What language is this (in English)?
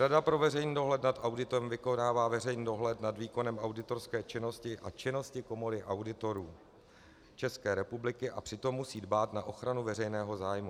Czech